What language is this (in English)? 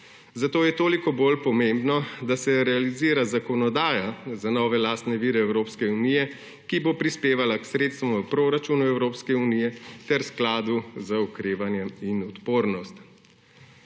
Slovenian